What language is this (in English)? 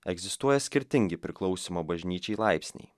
Lithuanian